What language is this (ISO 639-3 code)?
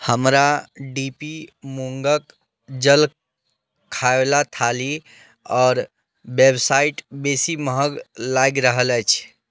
mai